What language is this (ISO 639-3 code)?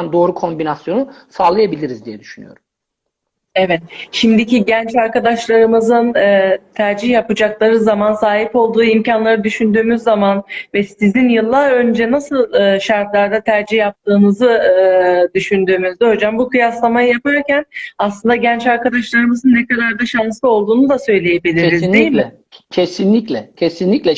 tur